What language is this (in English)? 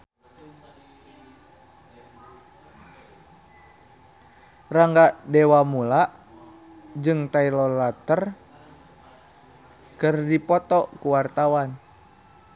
Sundanese